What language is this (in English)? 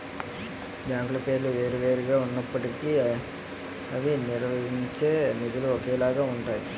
Telugu